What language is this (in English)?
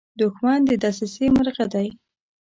Pashto